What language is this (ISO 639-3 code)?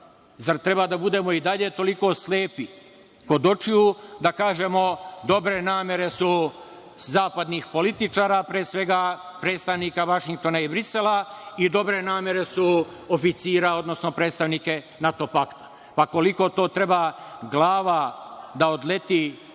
srp